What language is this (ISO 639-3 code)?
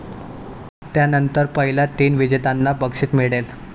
mar